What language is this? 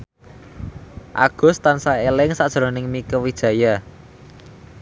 Javanese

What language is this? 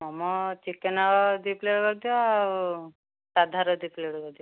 Odia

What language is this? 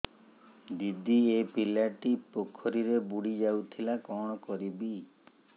Odia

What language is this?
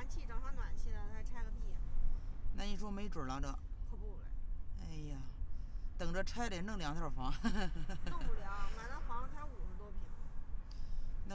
Chinese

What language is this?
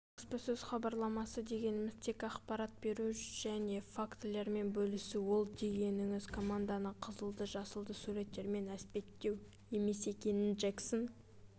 Kazakh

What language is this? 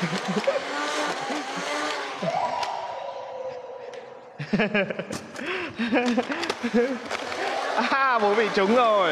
Vietnamese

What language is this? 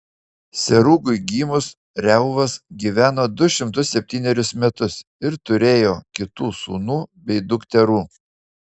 Lithuanian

